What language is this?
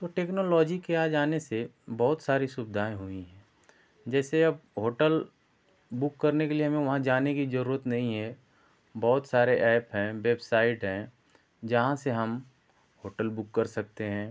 Hindi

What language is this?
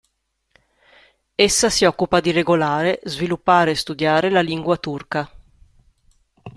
Italian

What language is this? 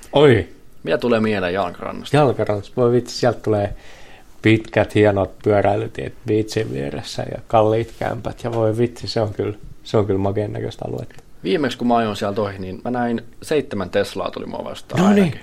Finnish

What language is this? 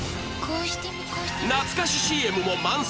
Japanese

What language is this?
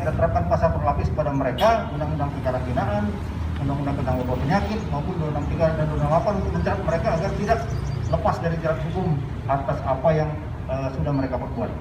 Indonesian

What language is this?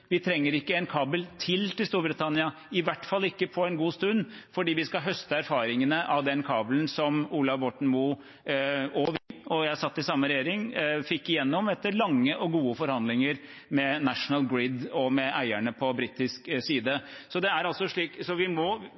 Norwegian Bokmål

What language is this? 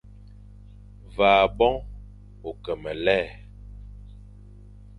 Fang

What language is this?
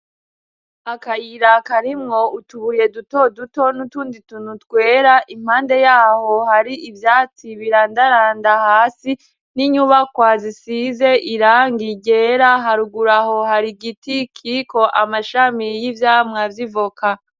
Rundi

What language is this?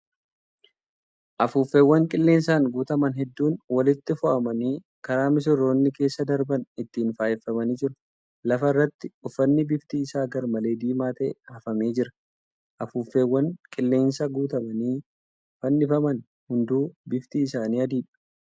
Oromo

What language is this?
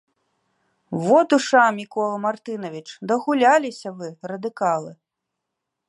Belarusian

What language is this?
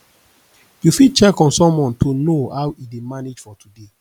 Nigerian Pidgin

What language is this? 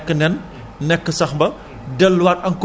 Wolof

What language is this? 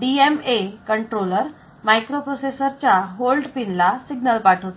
Marathi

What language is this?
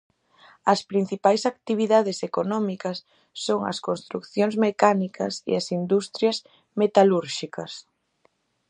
Galician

